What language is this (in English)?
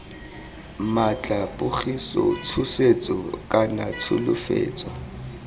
Tswana